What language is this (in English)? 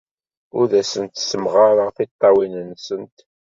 Kabyle